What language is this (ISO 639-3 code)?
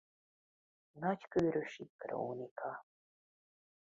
hun